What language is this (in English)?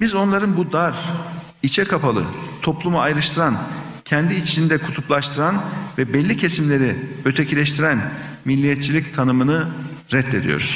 Turkish